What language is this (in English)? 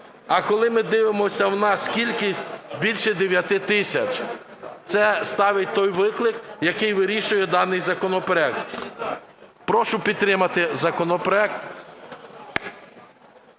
Ukrainian